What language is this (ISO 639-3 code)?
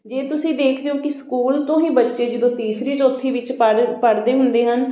pan